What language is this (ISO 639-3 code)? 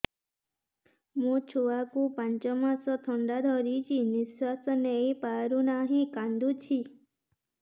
ori